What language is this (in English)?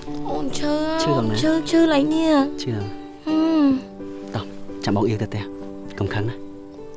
Vietnamese